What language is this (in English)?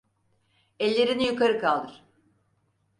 Turkish